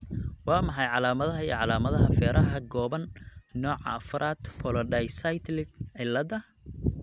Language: Somali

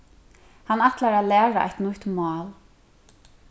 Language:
Faroese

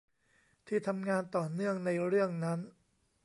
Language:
Thai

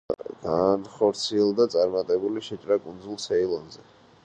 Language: Georgian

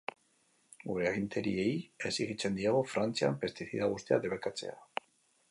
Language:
Basque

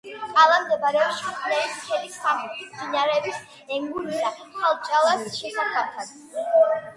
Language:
Georgian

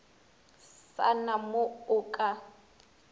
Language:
Northern Sotho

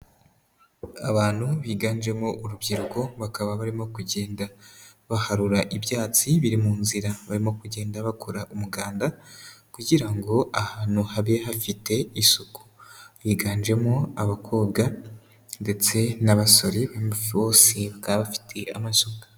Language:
Kinyarwanda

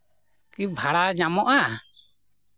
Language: Santali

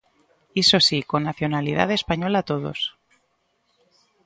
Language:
Galician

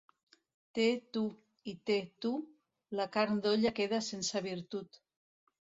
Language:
Catalan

